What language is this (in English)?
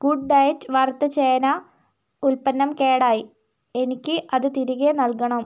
Malayalam